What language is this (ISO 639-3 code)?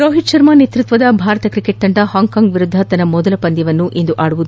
kan